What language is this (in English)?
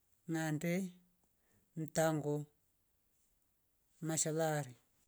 Rombo